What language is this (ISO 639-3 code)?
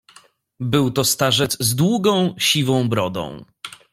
pol